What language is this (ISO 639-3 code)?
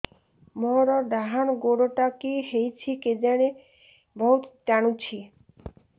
ori